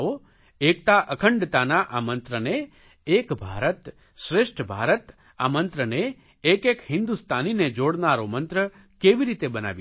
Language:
Gujarati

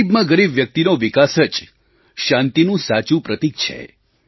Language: Gujarati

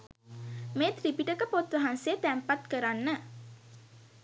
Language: Sinhala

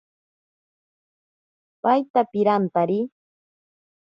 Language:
Ashéninka Perené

